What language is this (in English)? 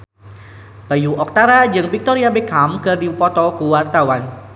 Sundanese